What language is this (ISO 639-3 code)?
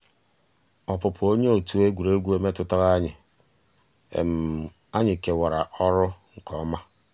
ibo